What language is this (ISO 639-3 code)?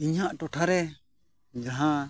sat